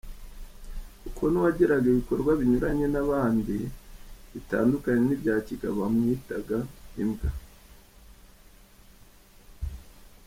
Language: Kinyarwanda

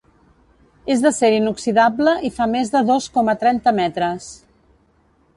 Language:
Catalan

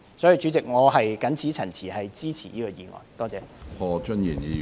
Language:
Cantonese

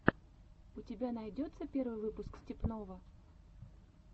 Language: Russian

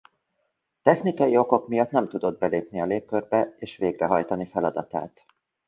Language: Hungarian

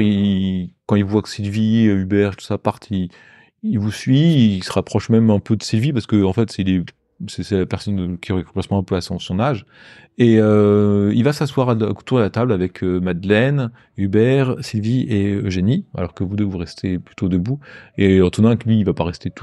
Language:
French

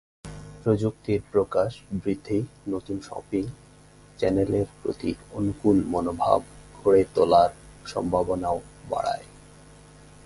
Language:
Bangla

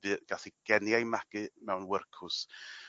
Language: Welsh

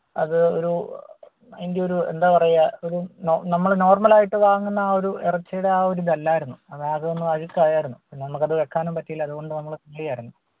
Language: Malayalam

